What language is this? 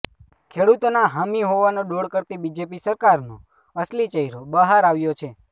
Gujarati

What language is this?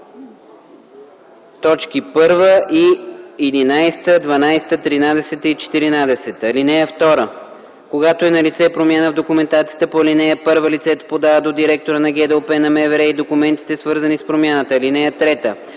Bulgarian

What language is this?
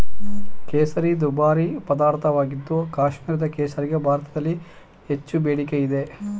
Kannada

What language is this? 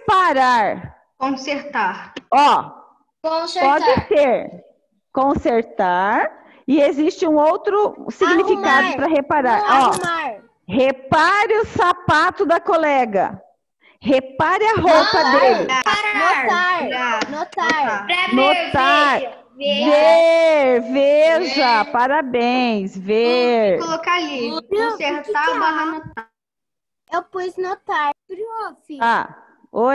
Portuguese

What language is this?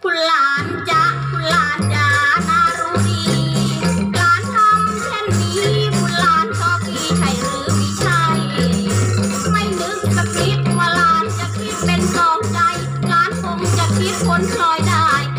Thai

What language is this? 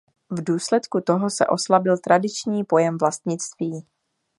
Czech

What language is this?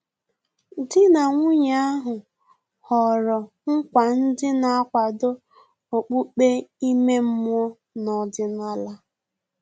Igbo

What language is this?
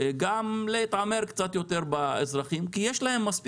Hebrew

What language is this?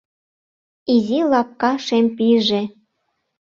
Mari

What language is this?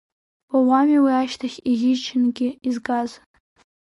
Abkhazian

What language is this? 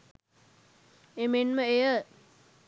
Sinhala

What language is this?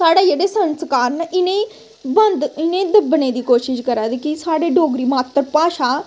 Dogri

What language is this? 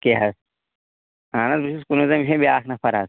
Kashmiri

